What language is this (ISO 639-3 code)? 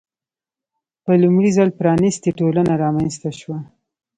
pus